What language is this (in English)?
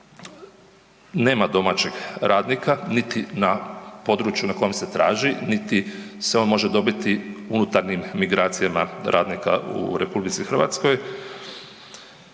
Croatian